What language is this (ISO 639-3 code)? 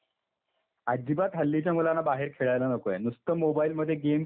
mar